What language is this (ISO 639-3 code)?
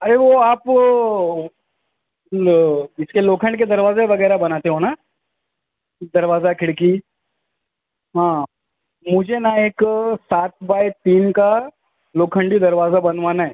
urd